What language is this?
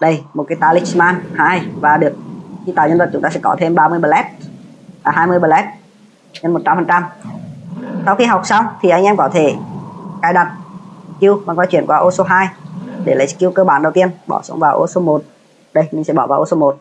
Vietnamese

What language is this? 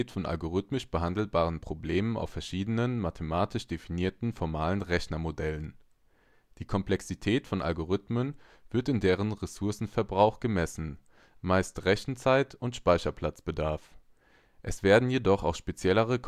German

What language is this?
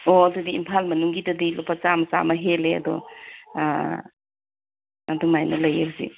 Manipuri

